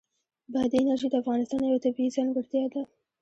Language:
Pashto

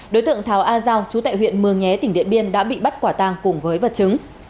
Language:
Vietnamese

